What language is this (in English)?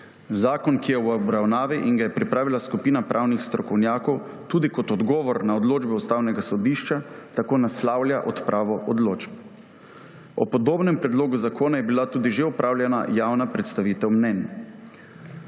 Slovenian